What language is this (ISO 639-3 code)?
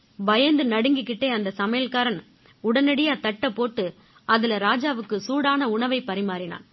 tam